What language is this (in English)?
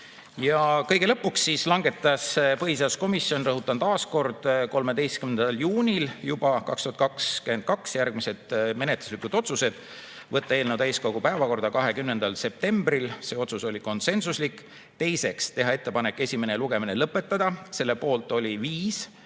Estonian